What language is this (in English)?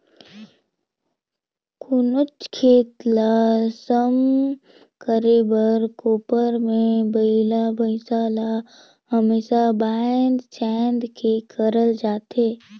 Chhattisgarhi